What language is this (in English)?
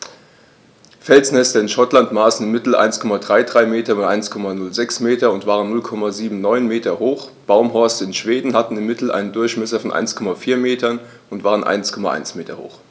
German